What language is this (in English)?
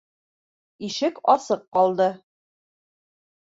Bashkir